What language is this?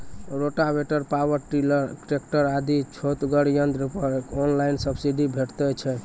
Maithili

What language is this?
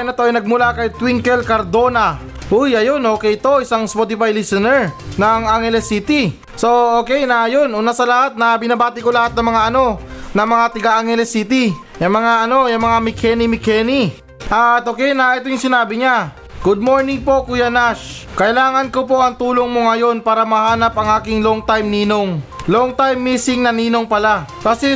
Filipino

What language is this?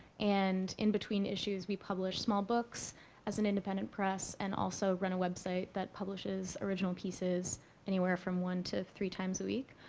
English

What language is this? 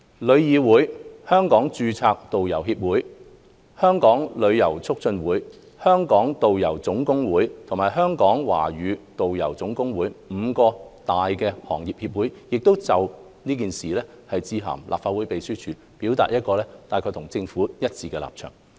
Cantonese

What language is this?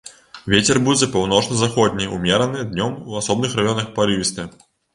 Belarusian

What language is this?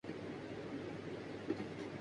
Urdu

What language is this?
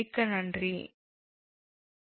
Tamil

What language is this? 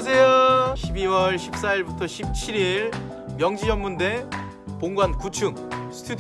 Korean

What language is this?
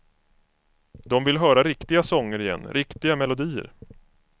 Swedish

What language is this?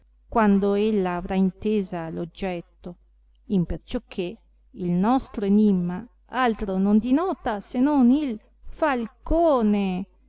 Italian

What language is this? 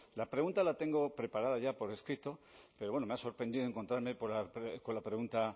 Spanish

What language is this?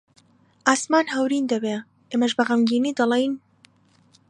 Central Kurdish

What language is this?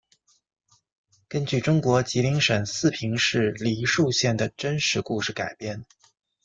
Chinese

